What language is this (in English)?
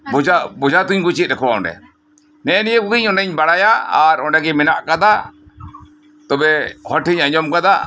Santali